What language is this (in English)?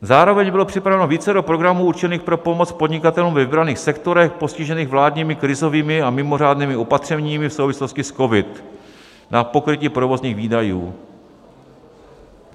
Czech